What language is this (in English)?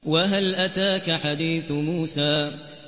Arabic